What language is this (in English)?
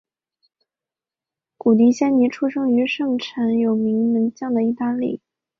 Chinese